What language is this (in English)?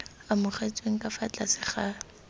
Tswana